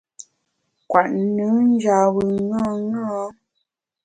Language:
Bamun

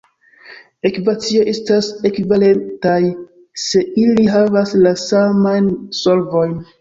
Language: Esperanto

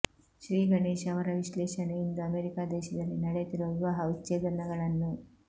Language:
Kannada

